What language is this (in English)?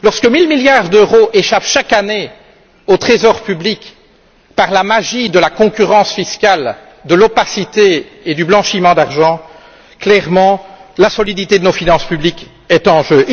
French